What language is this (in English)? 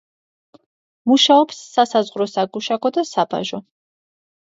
Georgian